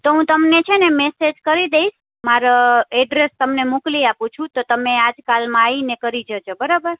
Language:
Gujarati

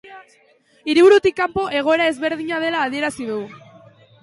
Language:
Basque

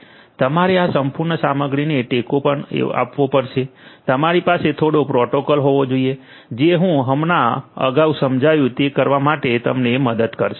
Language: Gujarati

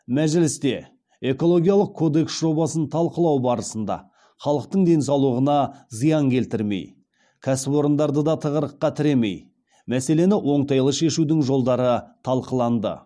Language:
Kazakh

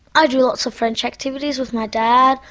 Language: English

